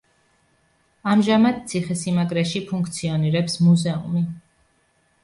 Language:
Georgian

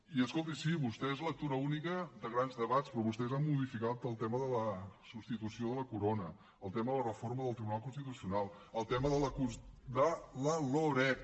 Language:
Catalan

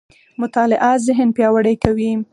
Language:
Pashto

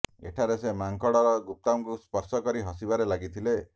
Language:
Odia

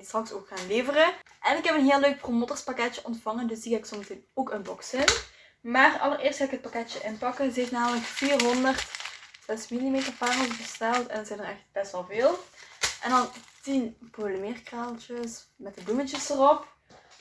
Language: Dutch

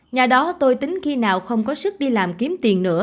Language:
Vietnamese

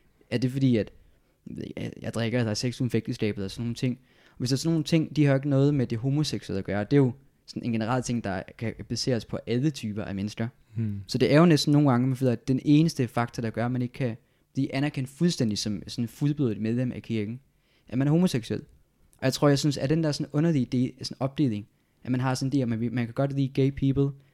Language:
Danish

